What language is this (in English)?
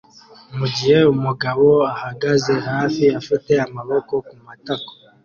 Kinyarwanda